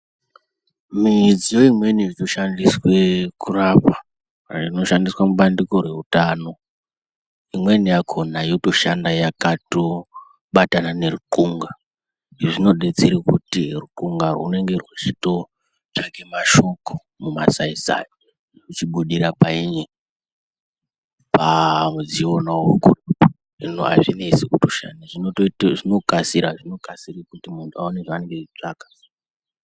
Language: Ndau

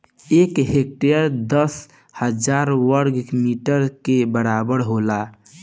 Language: Bhojpuri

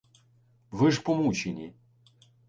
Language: Ukrainian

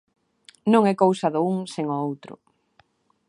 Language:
Galician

